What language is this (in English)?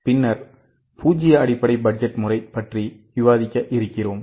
Tamil